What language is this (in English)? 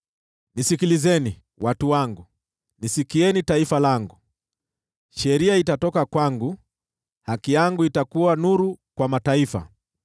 Swahili